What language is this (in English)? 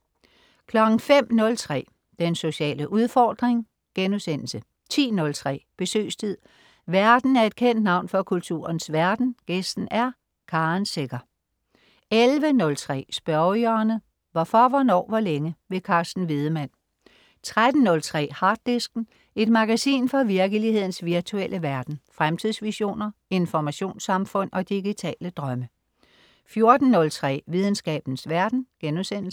Danish